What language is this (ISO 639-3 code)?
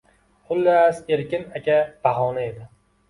uzb